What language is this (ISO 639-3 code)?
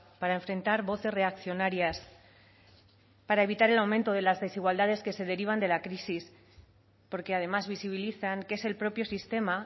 spa